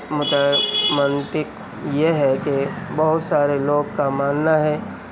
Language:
Urdu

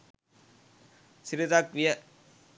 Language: Sinhala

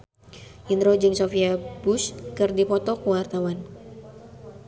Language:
Sundanese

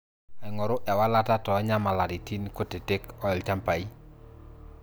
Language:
Masai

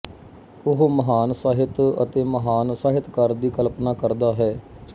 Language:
Punjabi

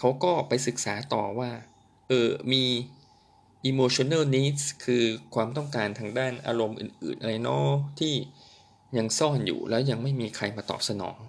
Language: Thai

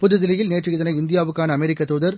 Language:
Tamil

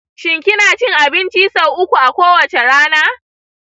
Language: Hausa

